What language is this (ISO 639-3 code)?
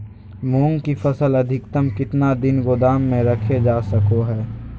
mag